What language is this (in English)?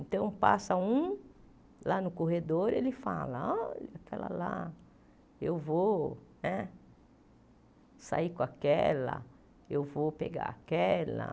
Portuguese